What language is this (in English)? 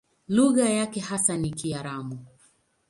Swahili